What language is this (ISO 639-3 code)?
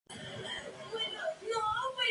spa